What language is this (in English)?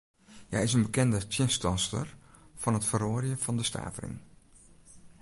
Western Frisian